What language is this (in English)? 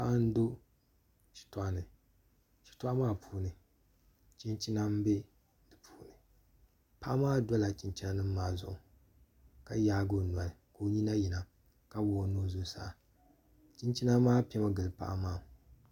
Dagbani